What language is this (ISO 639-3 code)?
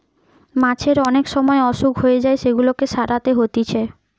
ben